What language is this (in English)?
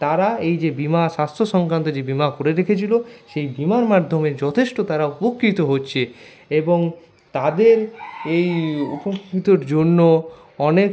Bangla